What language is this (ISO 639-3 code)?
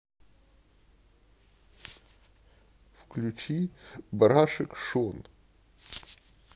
rus